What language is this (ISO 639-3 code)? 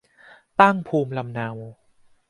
tha